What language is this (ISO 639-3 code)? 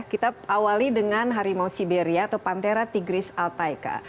ind